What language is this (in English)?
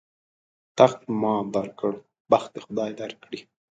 Pashto